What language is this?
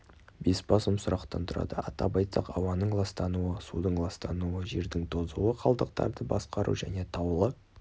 Kazakh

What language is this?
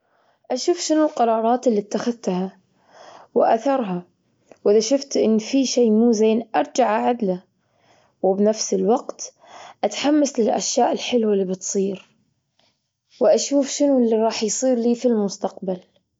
Gulf Arabic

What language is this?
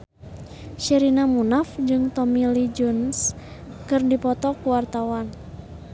Sundanese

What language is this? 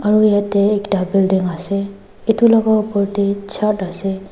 Naga Pidgin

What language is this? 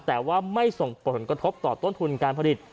Thai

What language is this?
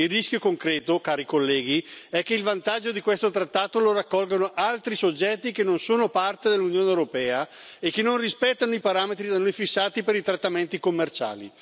Italian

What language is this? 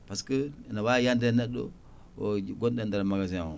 Fula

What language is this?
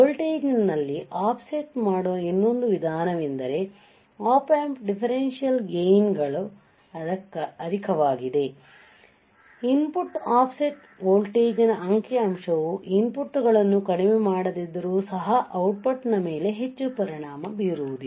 Kannada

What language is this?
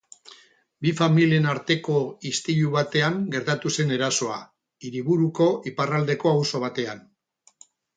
Basque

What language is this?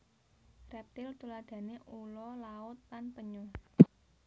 Javanese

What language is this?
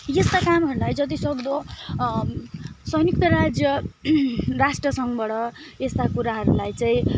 Nepali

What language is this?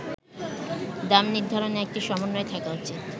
Bangla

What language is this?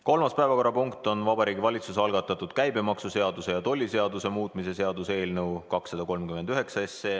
Estonian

